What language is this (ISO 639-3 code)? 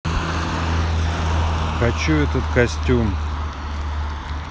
rus